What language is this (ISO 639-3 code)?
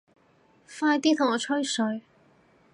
yue